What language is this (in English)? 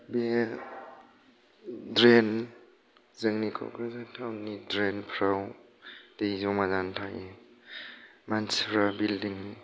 Bodo